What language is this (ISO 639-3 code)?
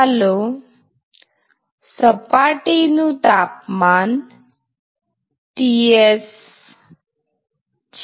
guj